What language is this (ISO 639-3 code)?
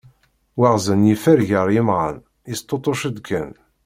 kab